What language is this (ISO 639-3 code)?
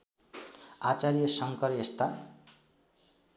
nep